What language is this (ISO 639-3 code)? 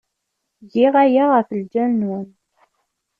kab